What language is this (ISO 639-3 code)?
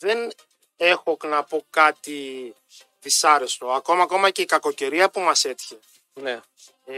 ell